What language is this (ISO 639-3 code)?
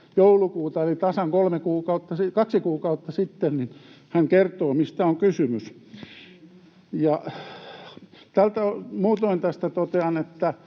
fin